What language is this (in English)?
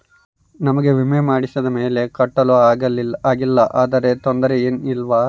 Kannada